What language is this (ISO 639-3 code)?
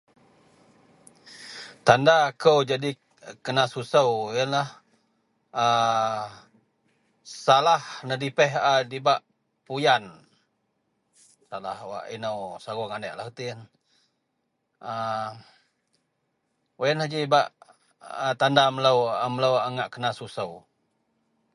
mel